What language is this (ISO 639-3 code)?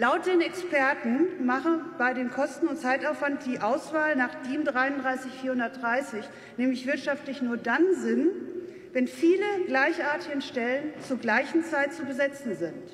deu